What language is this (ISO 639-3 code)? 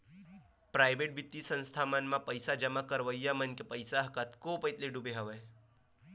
hne